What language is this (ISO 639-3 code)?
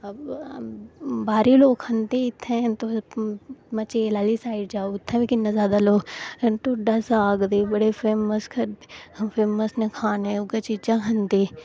doi